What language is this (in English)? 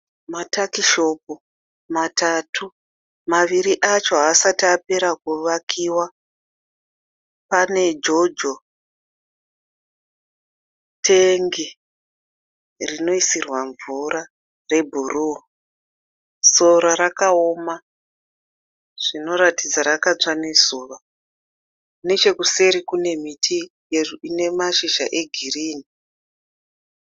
Shona